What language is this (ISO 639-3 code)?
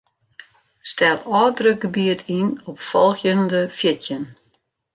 fry